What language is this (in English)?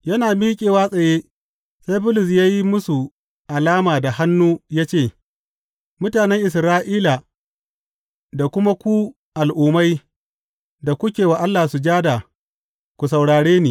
Hausa